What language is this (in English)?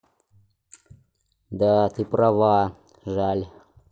Russian